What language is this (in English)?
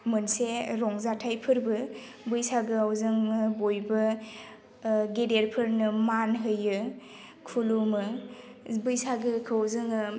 Bodo